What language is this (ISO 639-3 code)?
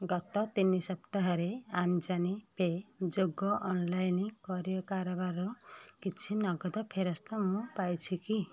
ori